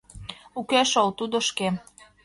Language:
Mari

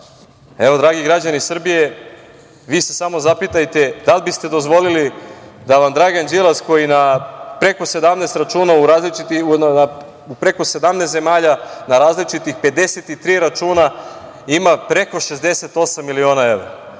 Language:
Serbian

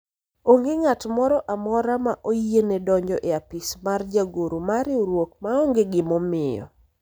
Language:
Luo (Kenya and Tanzania)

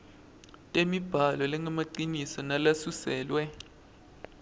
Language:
Swati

